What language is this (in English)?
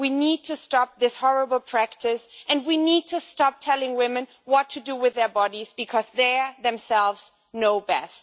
English